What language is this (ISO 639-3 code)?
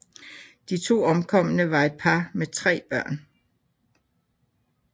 dan